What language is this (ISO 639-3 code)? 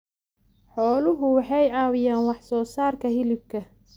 som